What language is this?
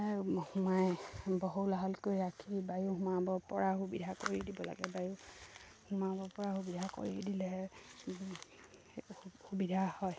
Assamese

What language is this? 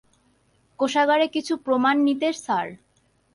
Bangla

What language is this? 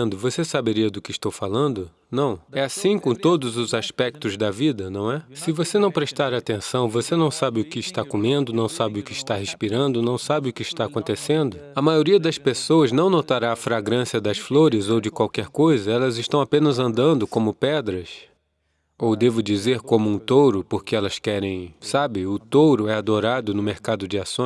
Portuguese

